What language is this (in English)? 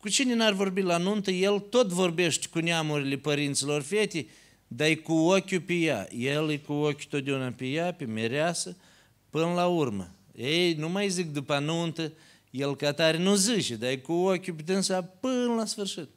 Romanian